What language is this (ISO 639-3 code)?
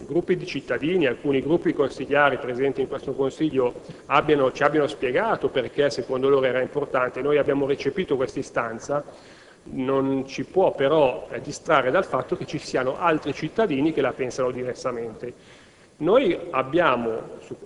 ita